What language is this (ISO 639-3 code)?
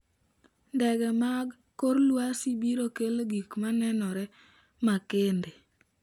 luo